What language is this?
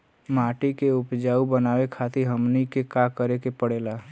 Bhojpuri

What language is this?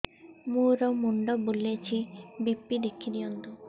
Odia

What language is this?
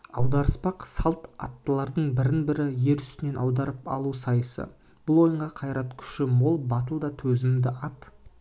Kazakh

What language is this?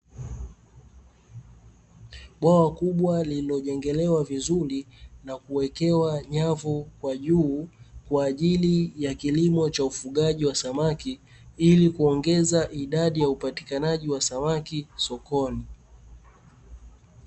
Swahili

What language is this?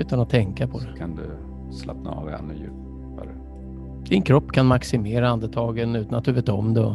Swedish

